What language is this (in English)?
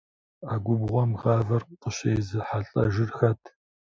Kabardian